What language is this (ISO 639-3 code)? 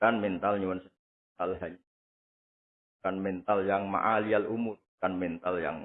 ind